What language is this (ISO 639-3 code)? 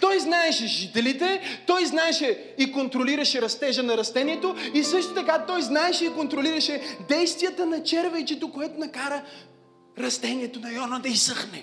bul